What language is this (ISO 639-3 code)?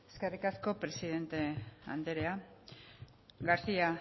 eus